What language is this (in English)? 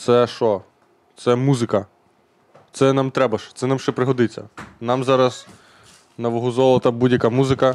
Ukrainian